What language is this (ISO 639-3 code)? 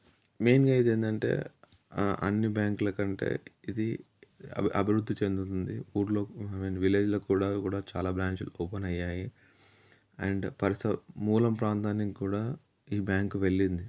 tel